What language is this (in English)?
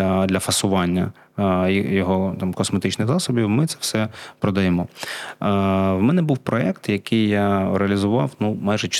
Ukrainian